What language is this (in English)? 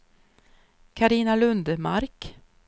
Swedish